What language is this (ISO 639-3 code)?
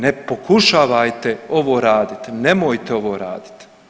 hrv